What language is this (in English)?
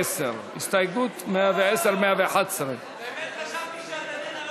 Hebrew